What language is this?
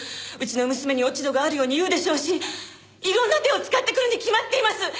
Japanese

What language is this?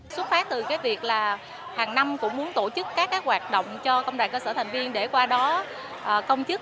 Vietnamese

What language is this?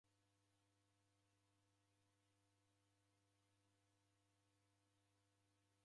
Taita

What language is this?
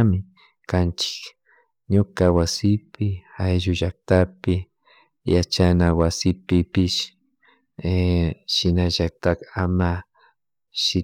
Chimborazo Highland Quichua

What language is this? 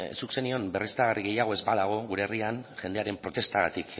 Basque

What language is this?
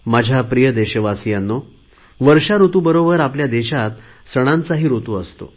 Marathi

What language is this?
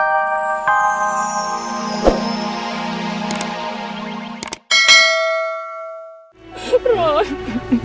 Indonesian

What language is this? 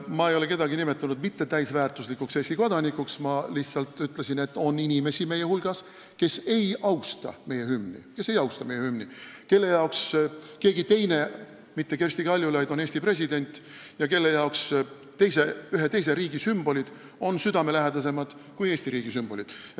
Estonian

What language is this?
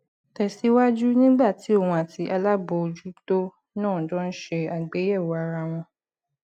Yoruba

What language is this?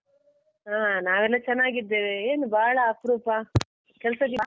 Kannada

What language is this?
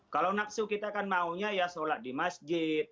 Indonesian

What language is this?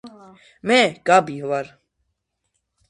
Georgian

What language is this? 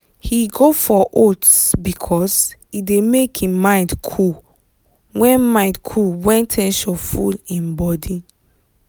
Nigerian Pidgin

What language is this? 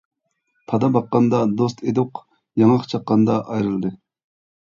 Uyghur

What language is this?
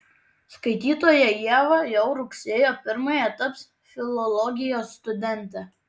Lithuanian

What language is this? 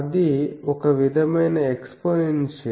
Telugu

